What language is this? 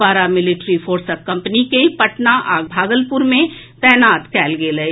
Maithili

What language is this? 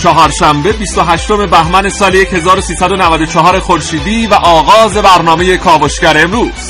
Persian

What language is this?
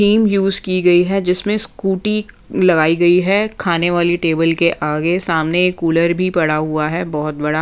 Hindi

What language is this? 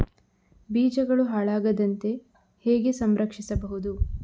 Kannada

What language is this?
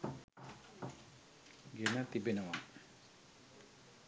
Sinhala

